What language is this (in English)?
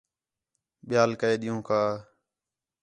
Khetrani